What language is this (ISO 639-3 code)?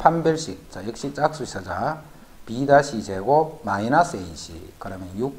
kor